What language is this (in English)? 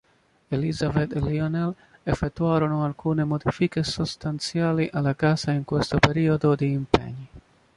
Italian